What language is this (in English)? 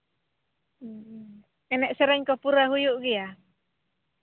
Santali